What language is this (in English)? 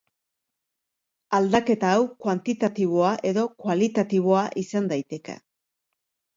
Basque